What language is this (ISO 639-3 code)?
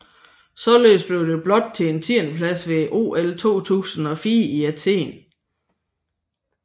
dan